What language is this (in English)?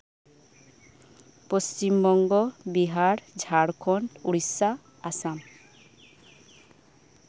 Santali